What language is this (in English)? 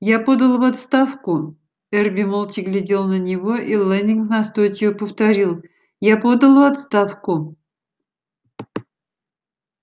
Russian